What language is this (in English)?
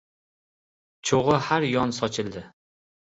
Uzbek